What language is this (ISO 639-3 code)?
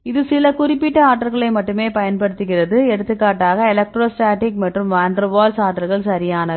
tam